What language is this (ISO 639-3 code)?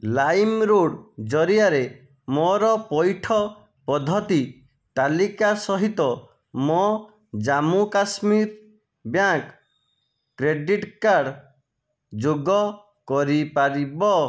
ori